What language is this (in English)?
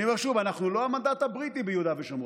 Hebrew